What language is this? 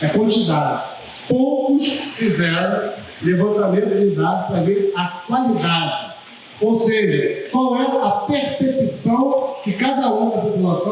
Portuguese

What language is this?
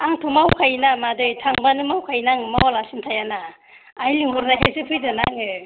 Bodo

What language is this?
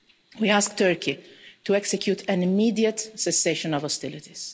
English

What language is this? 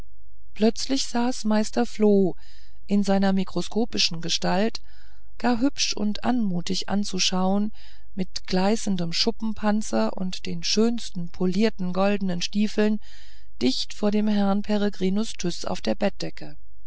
German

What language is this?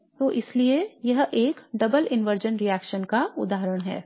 Hindi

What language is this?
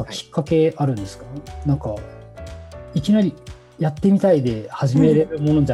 Japanese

